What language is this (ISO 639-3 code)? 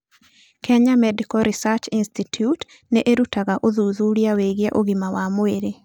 kik